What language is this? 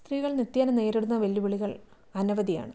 Malayalam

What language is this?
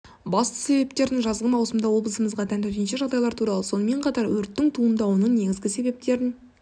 Kazakh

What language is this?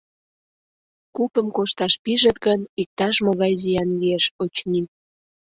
Mari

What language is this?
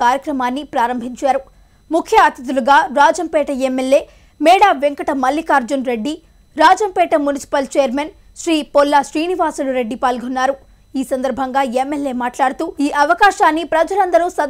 Hindi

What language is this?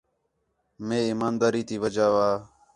Khetrani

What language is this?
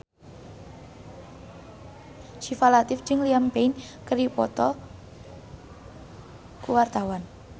Sundanese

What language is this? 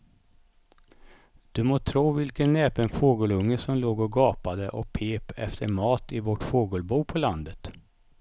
Swedish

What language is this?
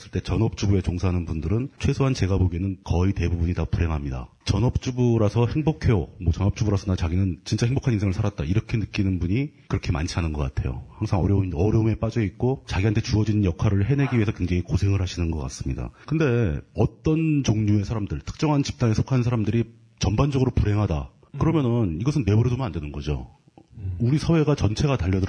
Korean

